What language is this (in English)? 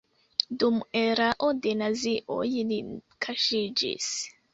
Esperanto